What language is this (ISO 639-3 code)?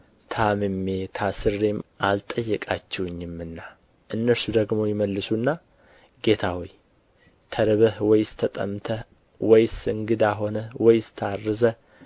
amh